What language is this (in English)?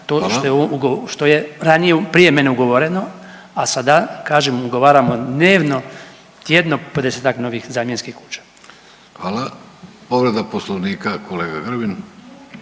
Croatian